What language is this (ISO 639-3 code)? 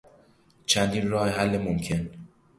fas